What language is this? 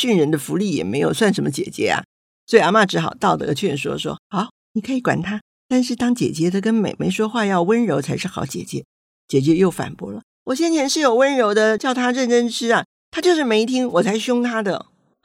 Chinese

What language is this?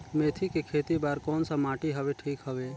Chhattisgarhi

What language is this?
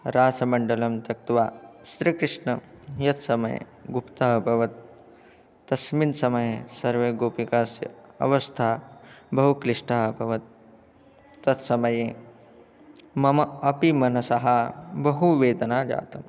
Sanskrit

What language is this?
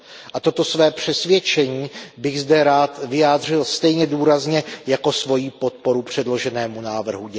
Czech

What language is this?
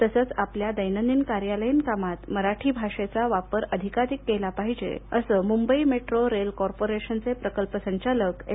Marathi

